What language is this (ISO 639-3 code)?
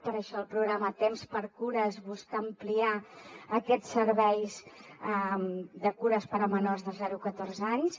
cat